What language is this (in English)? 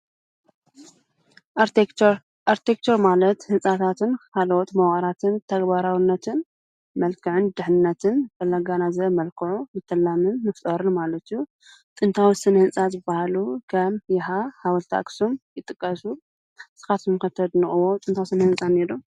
Tigrinya